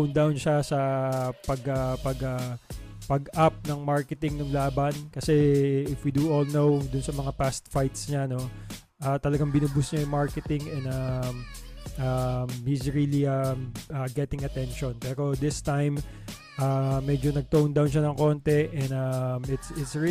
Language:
Filipino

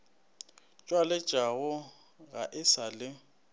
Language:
Northern Sotho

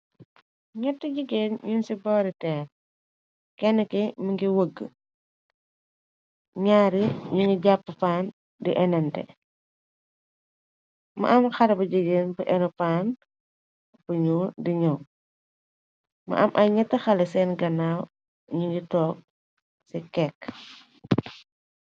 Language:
Wolof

